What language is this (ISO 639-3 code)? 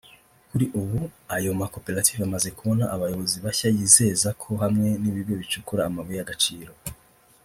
kin